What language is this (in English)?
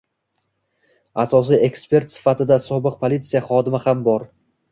Uzbek